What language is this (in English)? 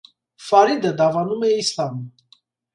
Armenian